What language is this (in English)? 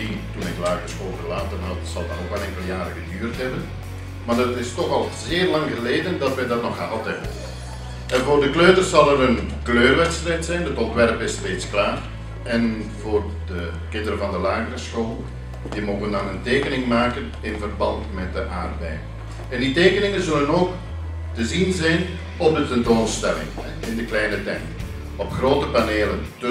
Dutch